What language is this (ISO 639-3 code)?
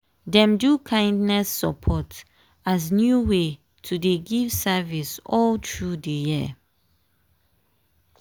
pcm